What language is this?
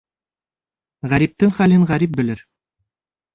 Bashkir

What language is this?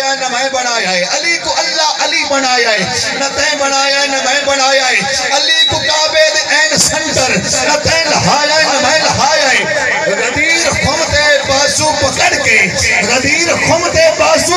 Arabic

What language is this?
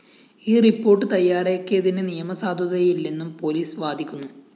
Malayalam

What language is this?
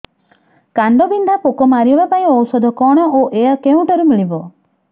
Odia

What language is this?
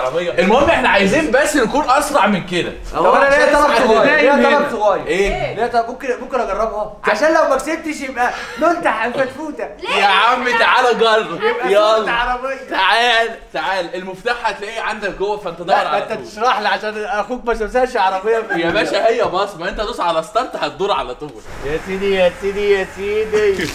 Arabic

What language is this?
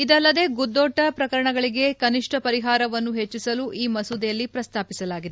Kannada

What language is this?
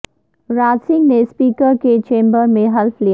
Urdu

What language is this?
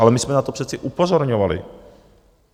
Czech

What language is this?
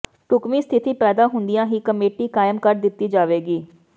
Punjabi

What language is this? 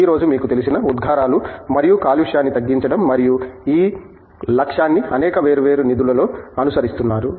Telugu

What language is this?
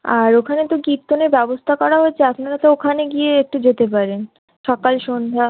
Bangla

